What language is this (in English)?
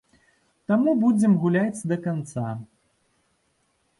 Belarusian